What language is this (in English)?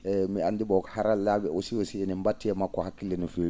Fula